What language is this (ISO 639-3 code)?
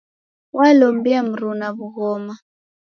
dav